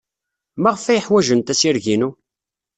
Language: Kabyle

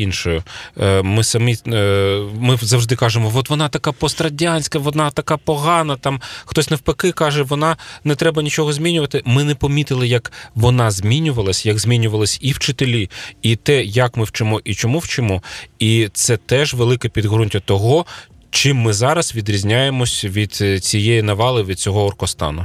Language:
Ukrainian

